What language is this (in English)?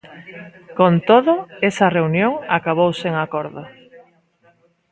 Galician